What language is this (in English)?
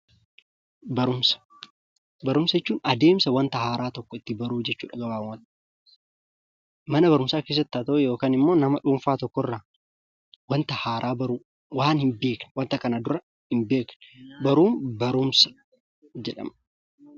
Oromo